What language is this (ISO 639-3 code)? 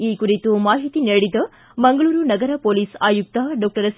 kan